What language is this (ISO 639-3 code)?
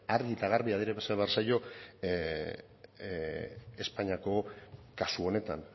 eus